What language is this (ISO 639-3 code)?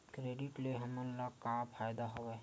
hne